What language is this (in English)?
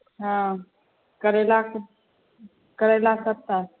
Maithili